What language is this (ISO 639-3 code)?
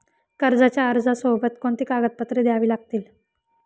mar